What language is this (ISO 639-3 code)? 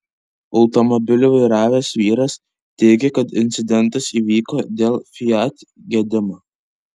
lit